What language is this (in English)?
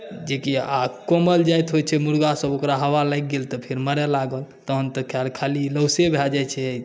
Maithili